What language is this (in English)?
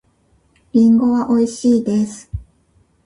Japanese